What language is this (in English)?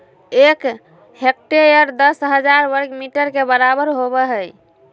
Magahi